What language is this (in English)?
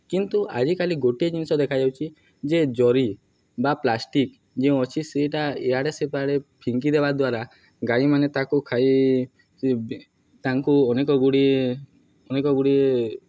Odia